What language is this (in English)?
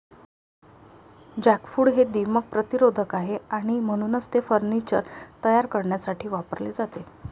Marathi